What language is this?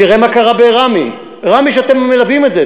Hebrew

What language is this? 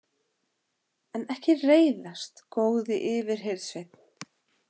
Icelandic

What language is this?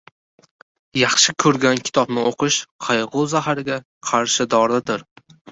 Uzbek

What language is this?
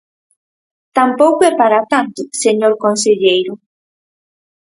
Galician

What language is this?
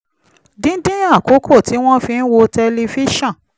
Yoruba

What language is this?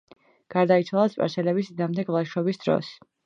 Georgian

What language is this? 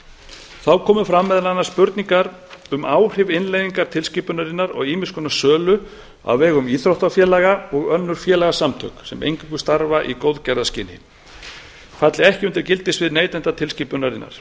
Icelandic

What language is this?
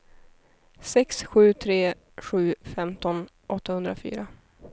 Swedish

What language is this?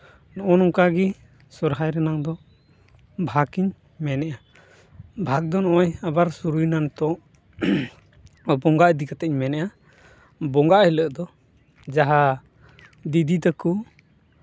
Santali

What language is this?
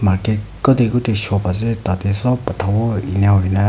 Naga Pidgin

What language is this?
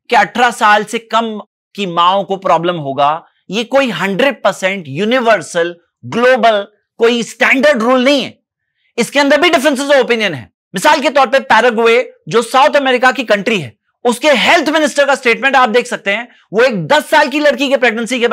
Hindi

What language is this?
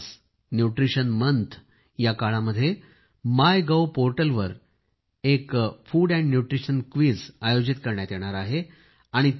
Marathi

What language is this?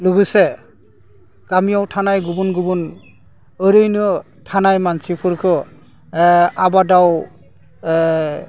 Bodo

